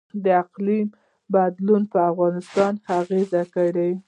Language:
Pashto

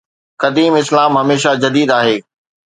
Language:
Sindhi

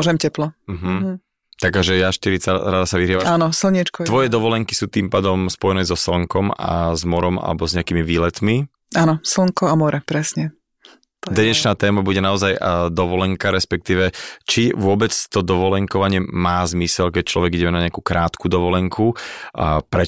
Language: Slovak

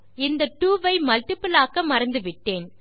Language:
Tamil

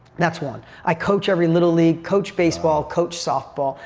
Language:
English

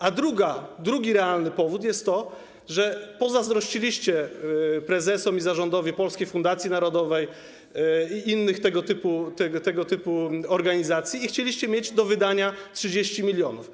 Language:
Polish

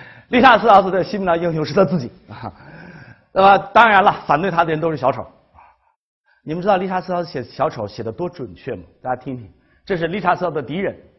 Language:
Chinese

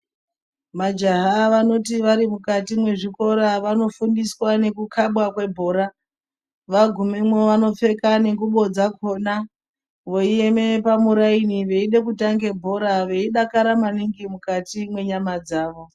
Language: Ndau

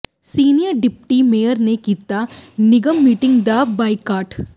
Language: Punjabi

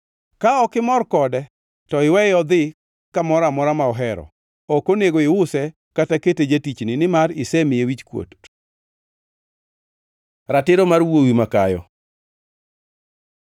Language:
Luo (Kenya and Tanzania)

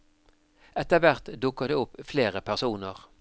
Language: Norwegian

